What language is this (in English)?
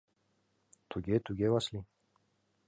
Mari